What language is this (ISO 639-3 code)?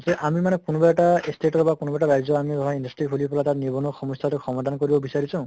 asm